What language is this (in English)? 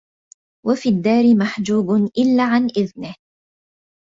Arabic